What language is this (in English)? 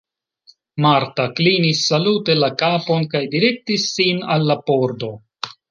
Esperanto